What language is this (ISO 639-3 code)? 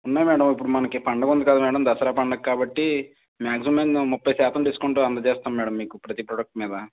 tel